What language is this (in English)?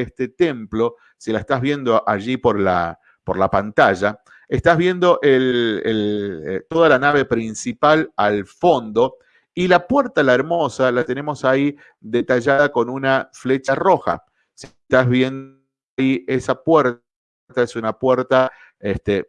Spanish